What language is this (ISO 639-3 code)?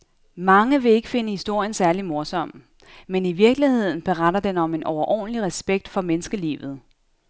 dan